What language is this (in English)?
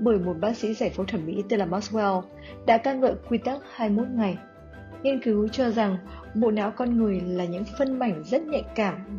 Vietnamese